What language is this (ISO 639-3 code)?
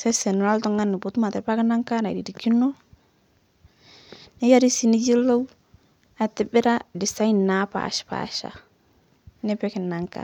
mas